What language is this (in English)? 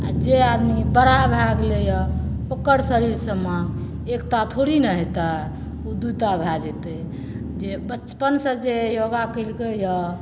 Maithili